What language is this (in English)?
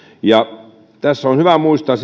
Finnish